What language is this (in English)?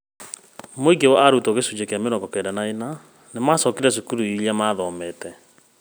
Kikuyu